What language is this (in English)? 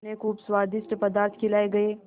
Hindi